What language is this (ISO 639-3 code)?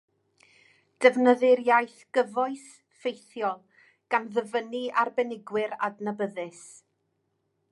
cym